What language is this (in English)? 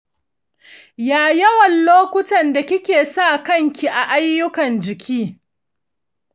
Hausa